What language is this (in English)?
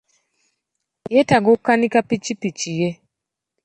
Ganda